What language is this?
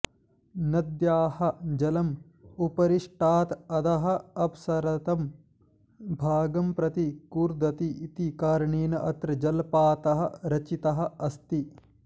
Sanskrit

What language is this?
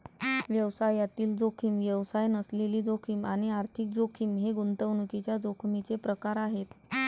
Marathi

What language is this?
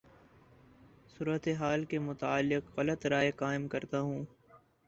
Urdu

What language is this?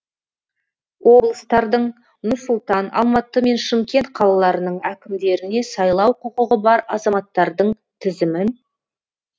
Kazakh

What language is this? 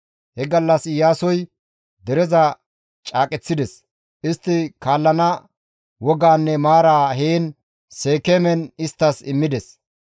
Gamo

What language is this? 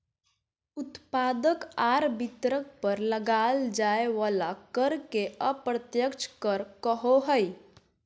Magahi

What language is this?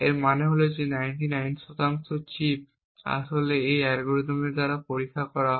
Bangla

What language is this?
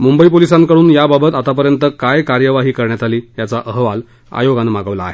Marathi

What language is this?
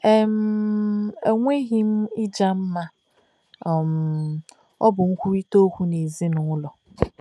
Igbo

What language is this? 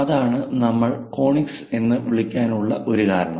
Malayalam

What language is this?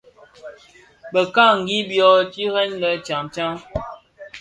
Bafia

